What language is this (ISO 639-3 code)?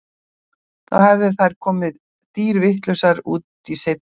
isl